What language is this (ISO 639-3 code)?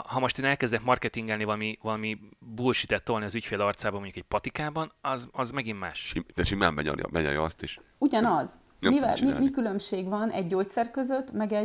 hun